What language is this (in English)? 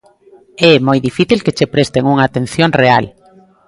Galician